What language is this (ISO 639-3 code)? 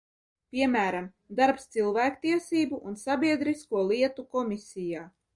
lav